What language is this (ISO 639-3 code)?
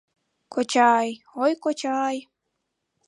chm